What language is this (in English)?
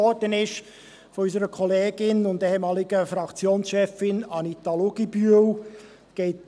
Swiss German